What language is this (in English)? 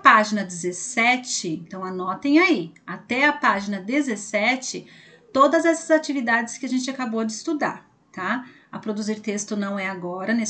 Portuguese